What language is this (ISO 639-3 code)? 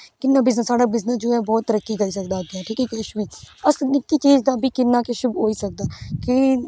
doi